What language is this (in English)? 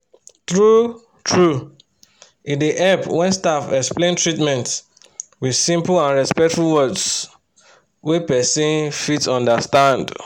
Nigerian Pidgin